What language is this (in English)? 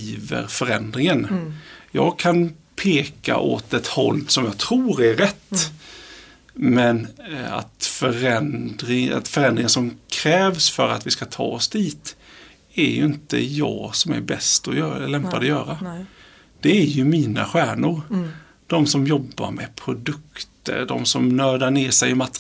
Swedish